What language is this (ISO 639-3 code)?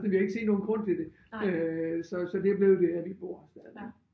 dan